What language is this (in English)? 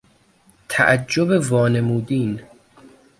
Persian